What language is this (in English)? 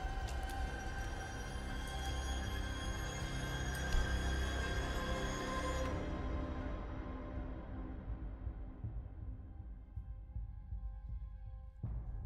Hungarian